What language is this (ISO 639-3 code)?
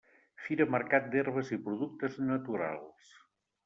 cat